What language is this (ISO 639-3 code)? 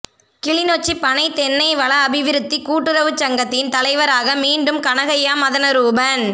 tam